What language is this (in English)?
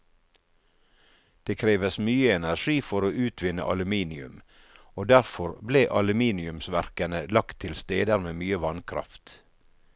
Norwegian